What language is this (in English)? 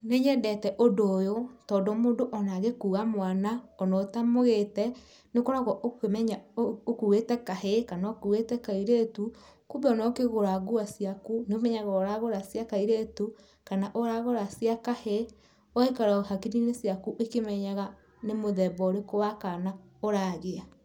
Kikuyu